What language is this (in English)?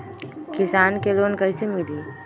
Magahi